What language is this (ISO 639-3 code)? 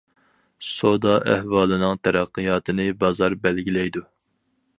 uig